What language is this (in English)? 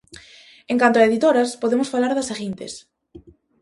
Galician